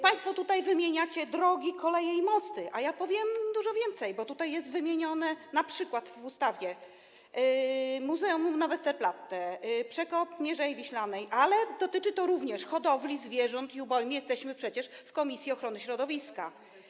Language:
Polish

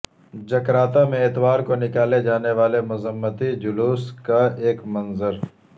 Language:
Urdu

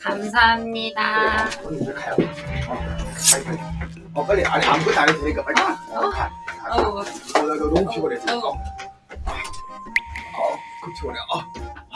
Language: Korean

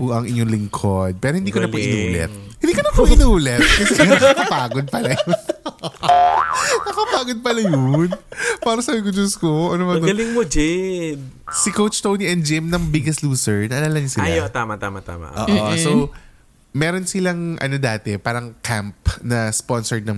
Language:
Filipino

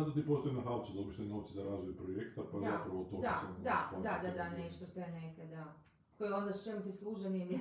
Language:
Croatian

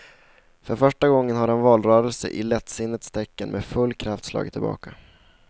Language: Swedish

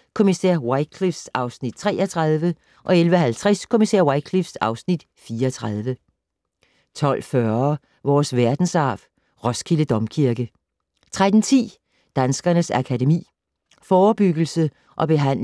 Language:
Danish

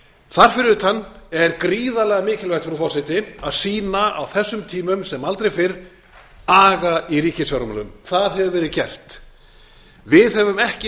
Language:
Icelandic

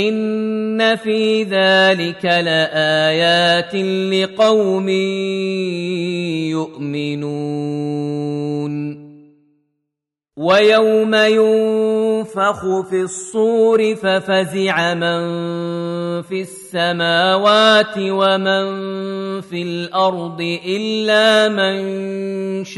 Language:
Arabic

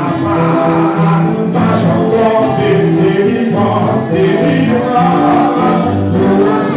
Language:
Romanian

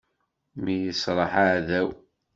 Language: Kabyle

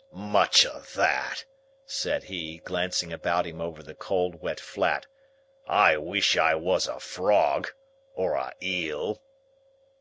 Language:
English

